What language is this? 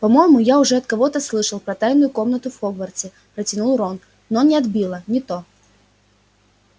Russian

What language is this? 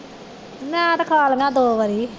Punjabi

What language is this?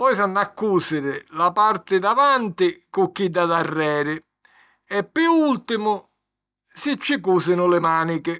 Sicilian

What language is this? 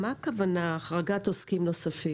Hebrew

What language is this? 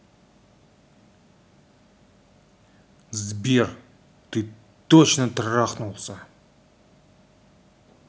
Russian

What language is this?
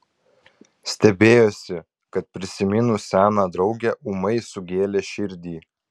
Lithuanian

